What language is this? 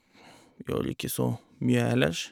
Norwegian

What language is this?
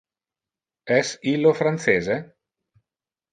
Interlingua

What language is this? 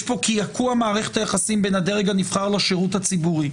Hebrew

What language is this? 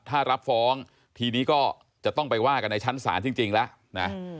Thai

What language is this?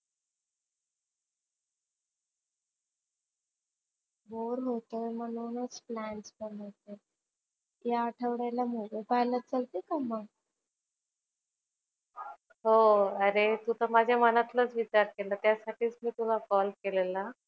Marathi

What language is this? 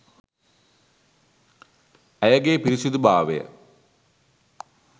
Sinhala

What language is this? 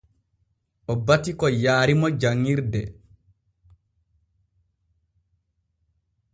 Borgu Fulfulde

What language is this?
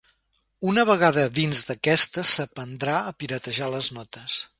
Catalan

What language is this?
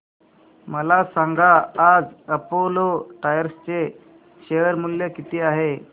Marathi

